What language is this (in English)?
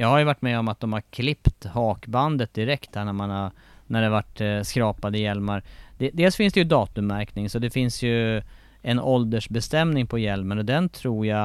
Swedish